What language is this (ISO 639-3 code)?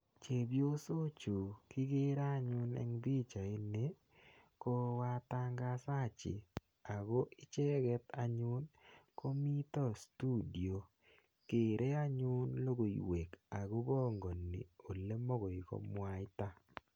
kln